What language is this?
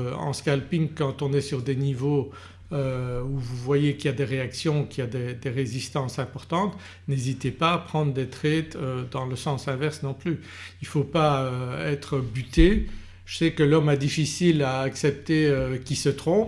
French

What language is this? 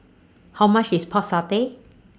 English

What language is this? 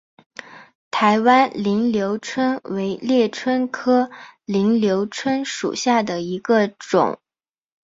Chinese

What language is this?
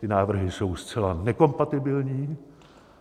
Czech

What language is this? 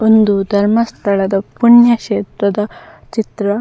Tulu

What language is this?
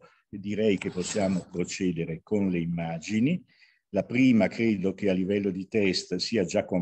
Italian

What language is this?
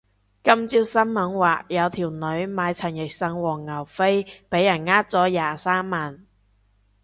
Cantonese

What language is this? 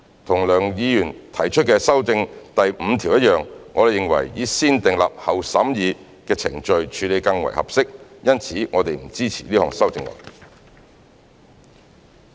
Cantonese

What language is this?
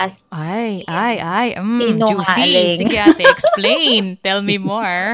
Filipino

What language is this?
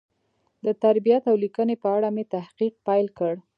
Pashto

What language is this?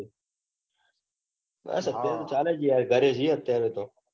Gujarati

